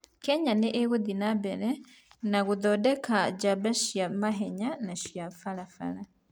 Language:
Kikuyu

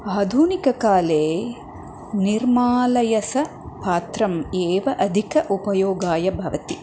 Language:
Sanskrit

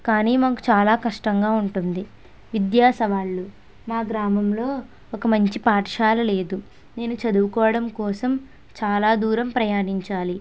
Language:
Telugu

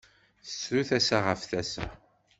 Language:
Kabyle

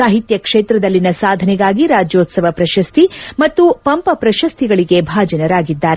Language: Kannada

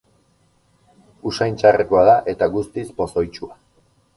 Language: Basque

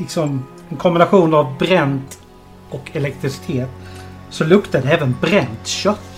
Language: Swedish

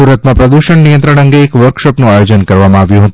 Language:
Gujarati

